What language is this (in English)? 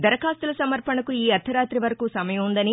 Telugu